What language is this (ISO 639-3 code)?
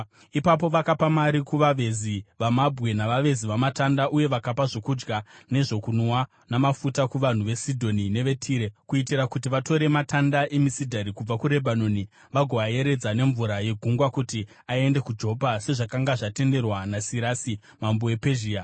sna